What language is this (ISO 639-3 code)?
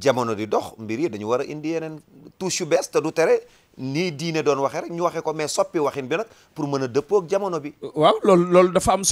ara